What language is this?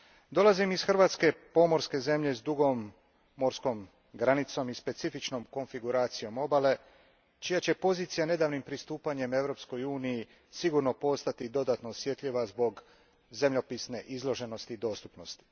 Croatian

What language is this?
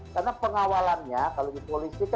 Indonesian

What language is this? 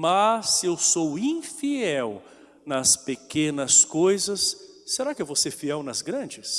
Portuguese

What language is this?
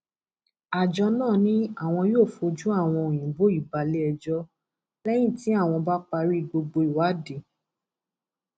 Yoruba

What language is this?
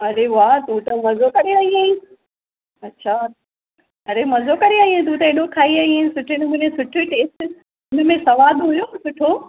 Sindhi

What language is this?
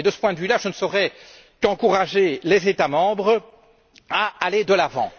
French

